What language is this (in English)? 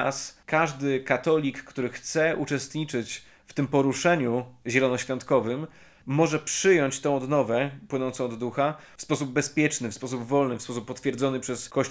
Polish